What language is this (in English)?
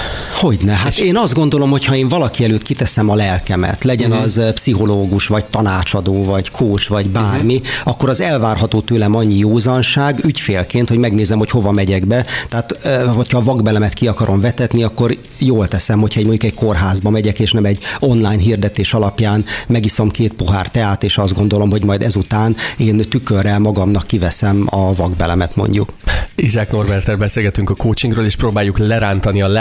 Hungarian